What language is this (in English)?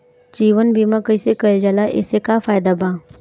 Bhojpuri